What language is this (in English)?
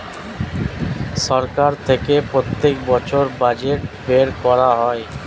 Bangla